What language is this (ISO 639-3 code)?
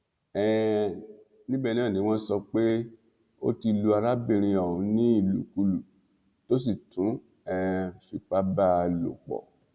yor